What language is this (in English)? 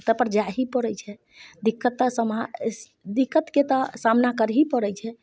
Maithili